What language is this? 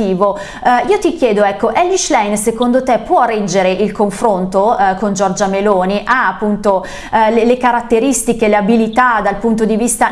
Italian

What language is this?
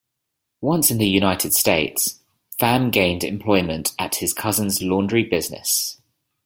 English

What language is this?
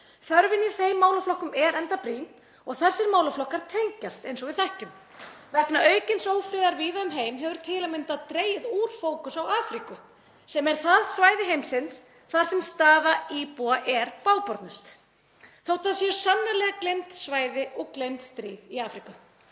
Icelandic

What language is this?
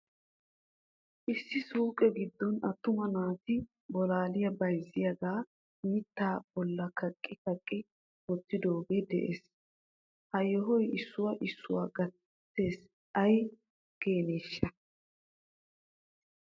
Wolaytta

